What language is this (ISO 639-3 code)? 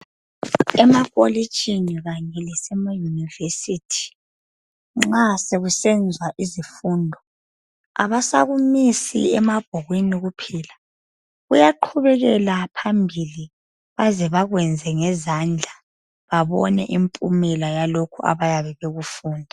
nde